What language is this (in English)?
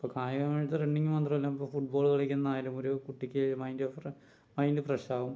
Malayalam